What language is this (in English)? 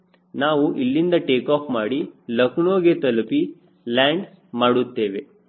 Kannada